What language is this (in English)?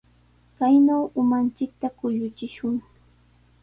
Sihuas Ancash Quechua